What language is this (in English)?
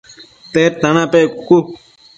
Matsés